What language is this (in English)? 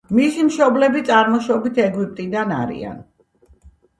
Georgian